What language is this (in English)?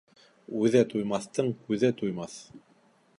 Bashkir